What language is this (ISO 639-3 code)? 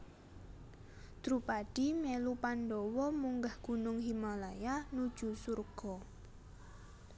jav